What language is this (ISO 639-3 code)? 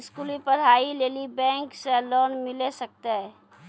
mai